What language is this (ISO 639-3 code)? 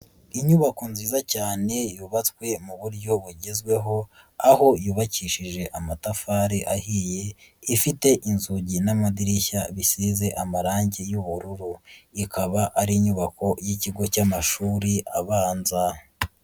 kin